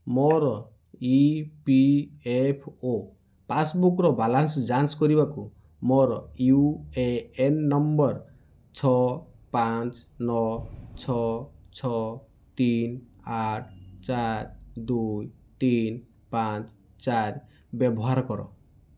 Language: Odia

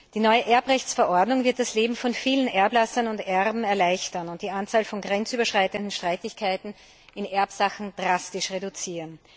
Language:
German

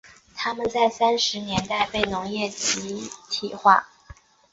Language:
Chinese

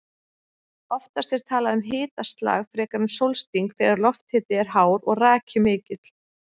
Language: Icelandic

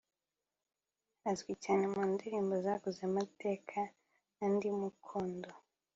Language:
Kinyarwanda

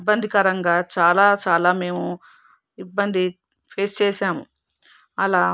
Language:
Telugu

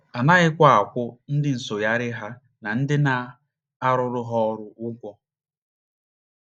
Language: Igbo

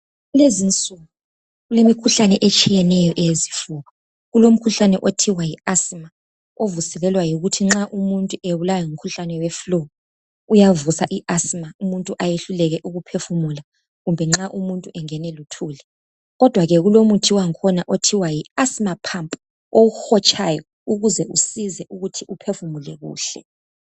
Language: North Ndebele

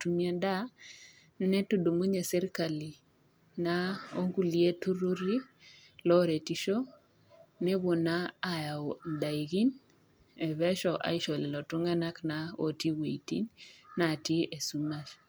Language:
Masai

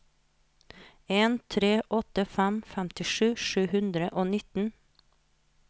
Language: Norwegian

